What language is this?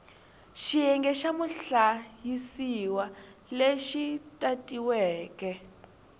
Tsonga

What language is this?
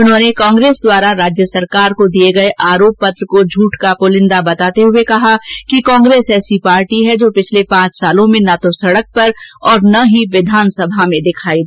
Hindi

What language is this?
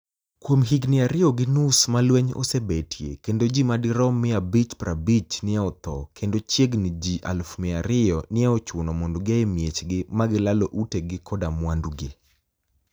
Luo (Kenya and Tanzania)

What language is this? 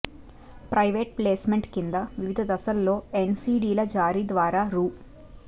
Telugu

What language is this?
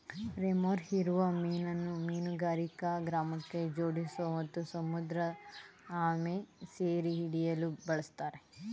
Kannada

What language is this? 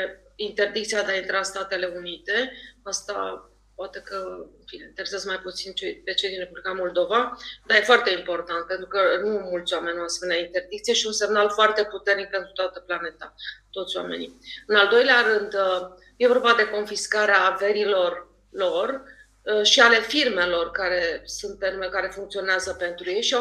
Romanian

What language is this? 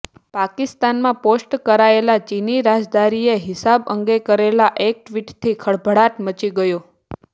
Gujarati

